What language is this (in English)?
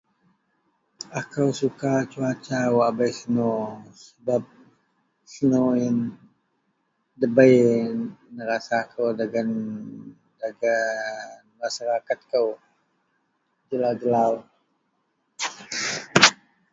Central Melanau